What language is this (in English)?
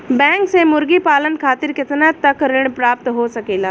Bhojpuri